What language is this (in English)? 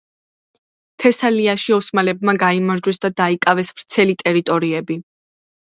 Georgian